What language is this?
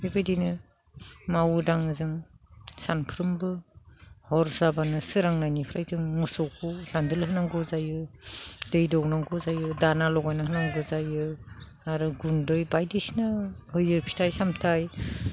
Bodo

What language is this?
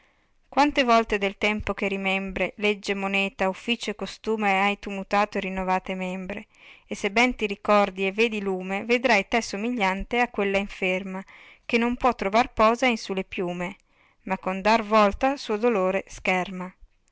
Italian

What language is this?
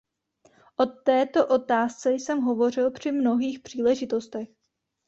Czech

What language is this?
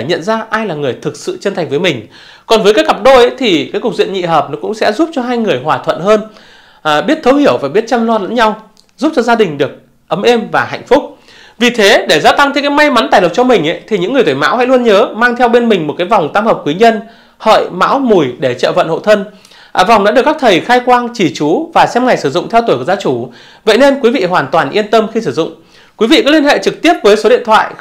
Vietnamese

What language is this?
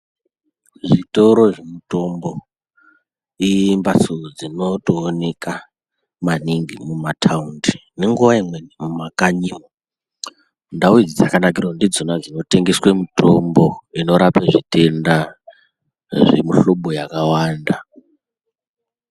Ndau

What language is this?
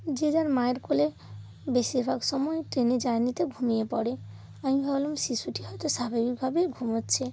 Bangla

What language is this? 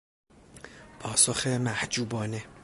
Persian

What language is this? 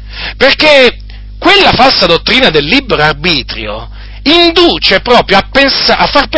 Italian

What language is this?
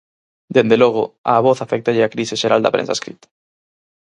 Galician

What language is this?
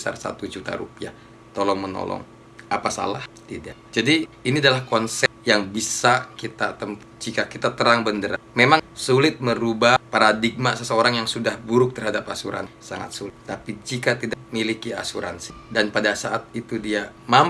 Indonesian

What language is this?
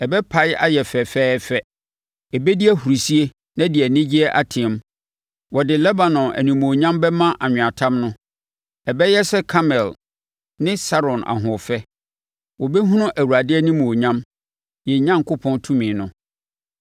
Akan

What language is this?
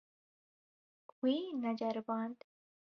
Kurdish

